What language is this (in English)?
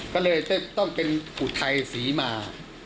Thai